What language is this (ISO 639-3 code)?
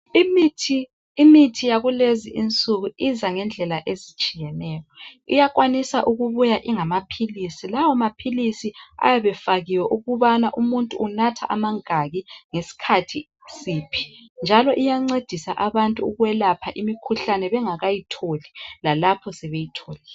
nde